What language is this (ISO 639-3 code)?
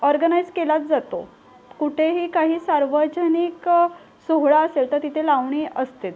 mar